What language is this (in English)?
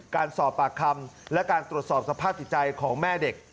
Thai